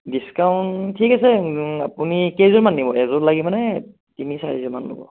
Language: Assamese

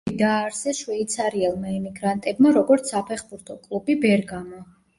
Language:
Georgian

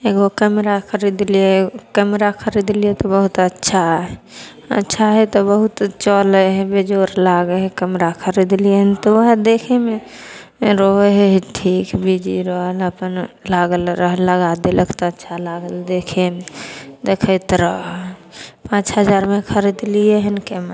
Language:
Maithili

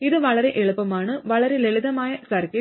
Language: Malayalam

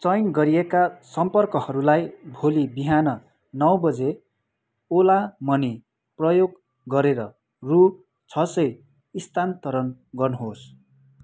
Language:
Nepali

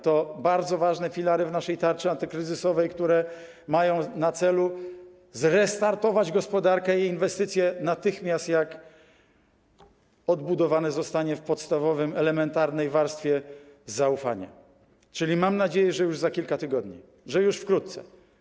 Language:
Polish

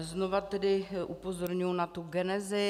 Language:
Czech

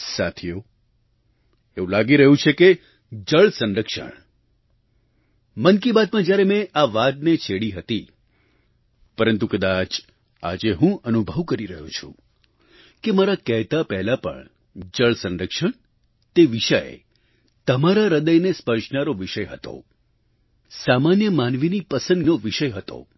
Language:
Gujarati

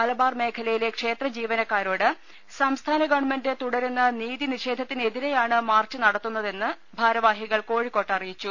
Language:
Malayalam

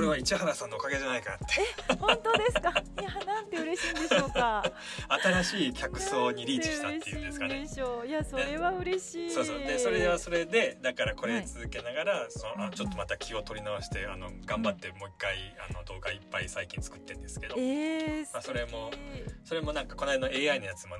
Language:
Japanese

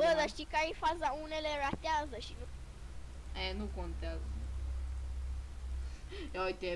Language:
Romanian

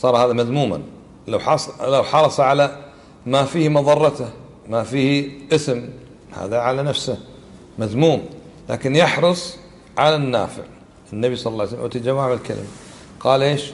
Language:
Arabic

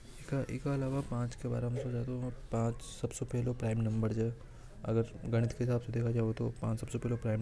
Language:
Hadothi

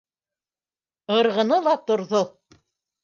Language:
Bashkir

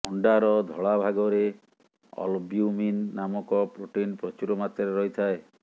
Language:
Odia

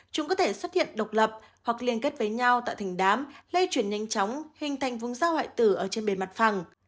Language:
Vietnamese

